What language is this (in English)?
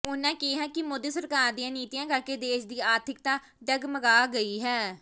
Punjabi